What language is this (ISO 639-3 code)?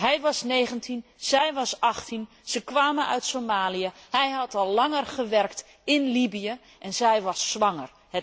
nld